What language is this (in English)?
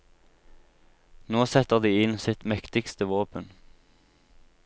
Norwegian